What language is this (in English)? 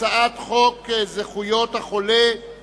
Hebrew